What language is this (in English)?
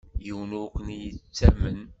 Kabyle